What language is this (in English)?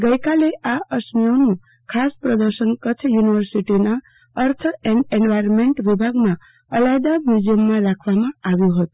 Gujarati